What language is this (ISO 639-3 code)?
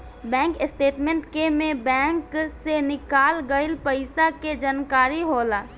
bho